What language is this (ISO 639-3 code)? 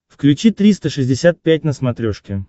rus